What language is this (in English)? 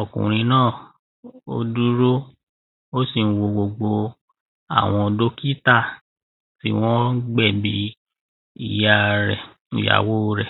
Yoruba